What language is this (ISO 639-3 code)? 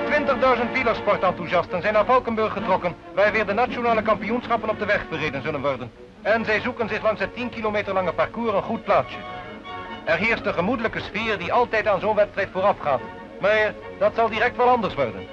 nld